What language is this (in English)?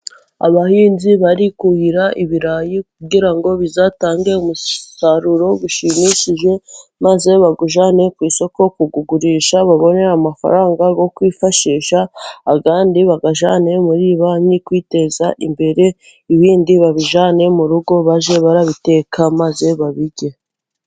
Kinyarwanda